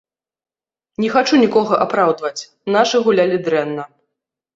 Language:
Belarusian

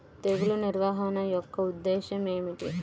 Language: Telugu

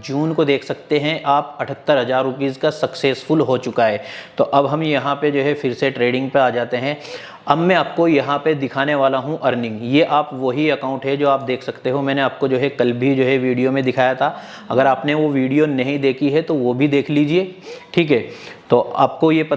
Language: Hindi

